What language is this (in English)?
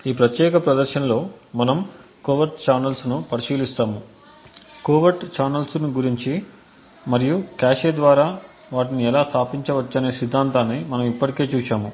Telugu